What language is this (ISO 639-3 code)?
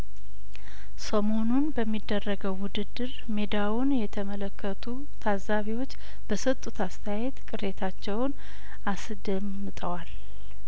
amh